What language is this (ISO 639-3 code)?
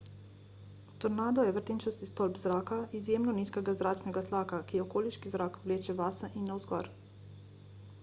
slv